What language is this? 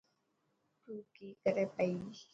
Dhatki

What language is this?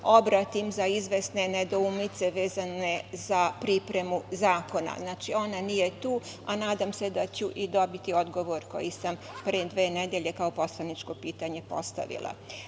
Serbian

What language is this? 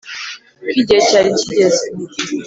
Kinyarwanda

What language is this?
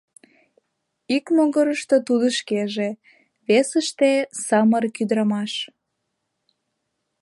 Mari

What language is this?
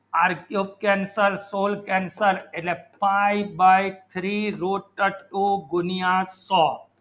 Gujarati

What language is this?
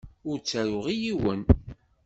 Kabyle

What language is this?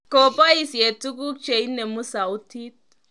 Kalenjin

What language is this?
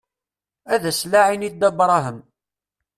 Kabyle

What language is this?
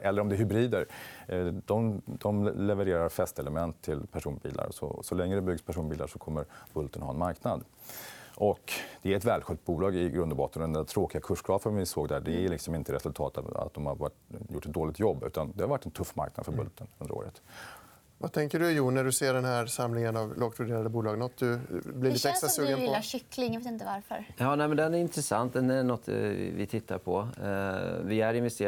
Swedish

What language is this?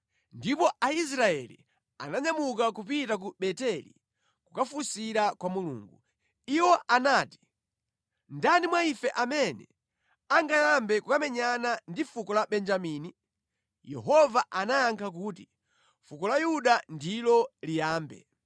Nyanja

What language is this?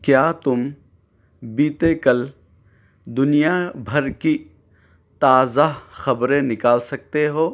Urdu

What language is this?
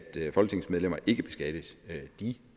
Danish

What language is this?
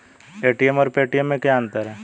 Hindi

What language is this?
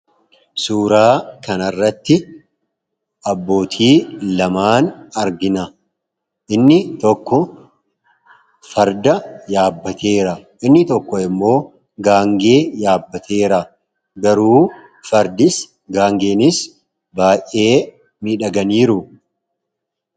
Oromo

